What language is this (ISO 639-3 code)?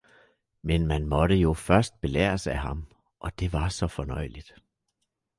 dan